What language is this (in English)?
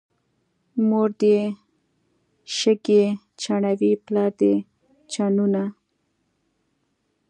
Pashto